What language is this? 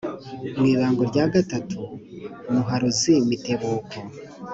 Kinyarwanda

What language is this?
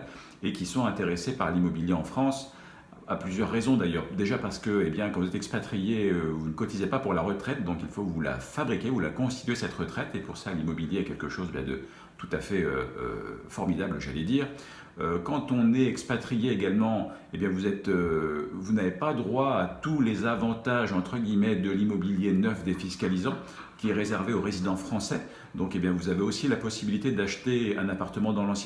French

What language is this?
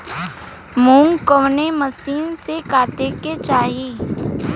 Bhojpuri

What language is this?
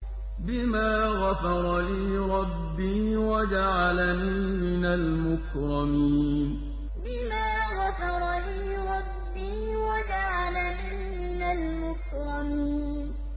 Arabic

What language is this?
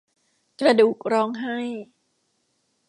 Thai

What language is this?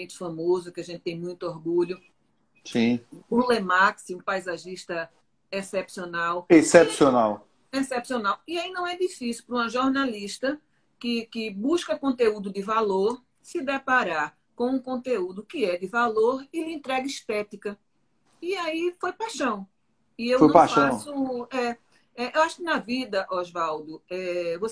Portuguese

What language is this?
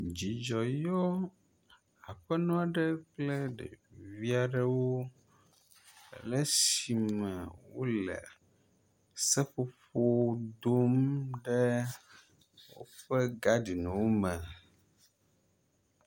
Ewe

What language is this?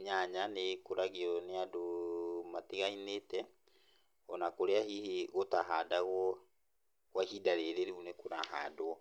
Kikuyu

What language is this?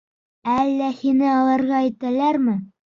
Bashkir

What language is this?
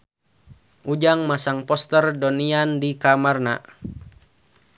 Sundanese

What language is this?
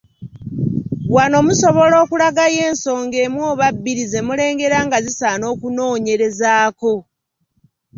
Ganda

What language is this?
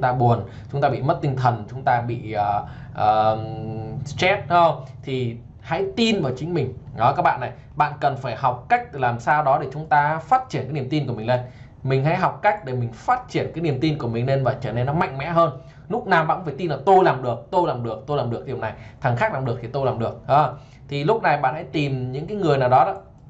Vietnamese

